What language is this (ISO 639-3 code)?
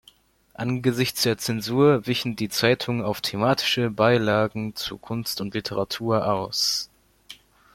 deu